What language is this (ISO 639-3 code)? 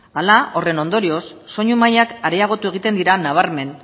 eus